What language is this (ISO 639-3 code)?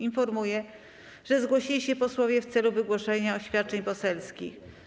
pol